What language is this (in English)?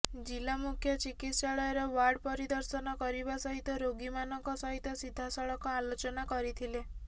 Odia